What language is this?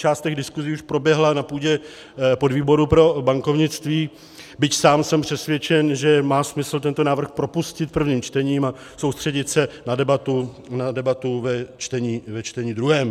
Czech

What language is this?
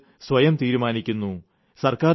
Malayalam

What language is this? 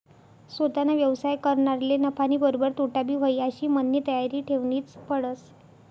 Marathi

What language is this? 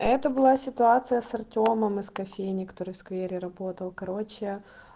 Russian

